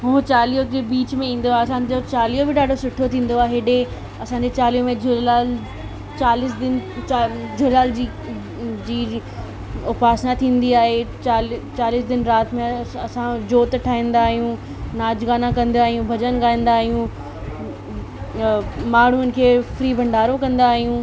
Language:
Sindhi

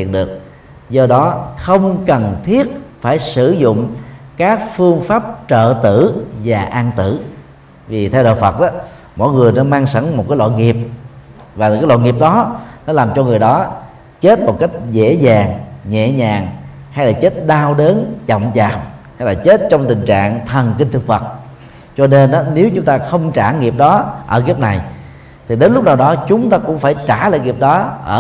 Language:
Vietnamese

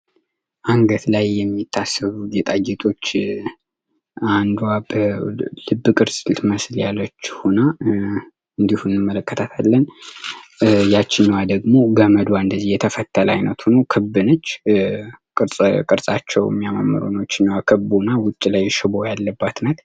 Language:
Amharic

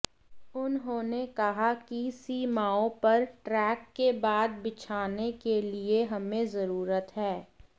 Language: Hindi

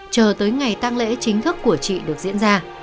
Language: Vietnamese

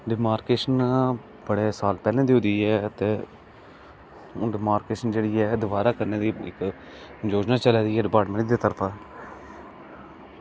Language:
Dogri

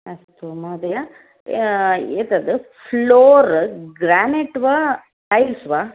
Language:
Sanskrit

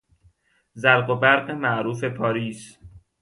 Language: Persian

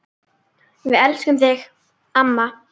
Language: Icelandic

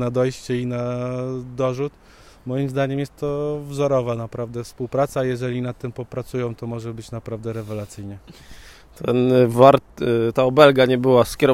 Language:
Polish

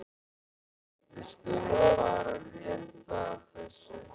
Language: Icelandic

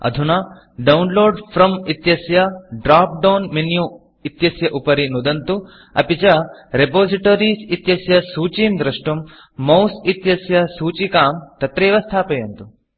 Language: Sanskrit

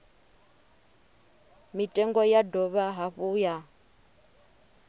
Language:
Venda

